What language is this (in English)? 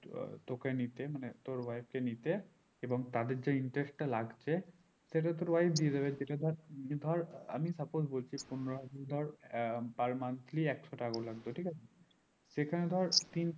Bangla